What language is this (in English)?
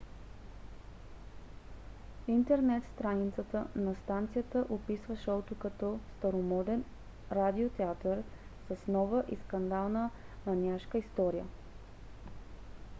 Bulgarian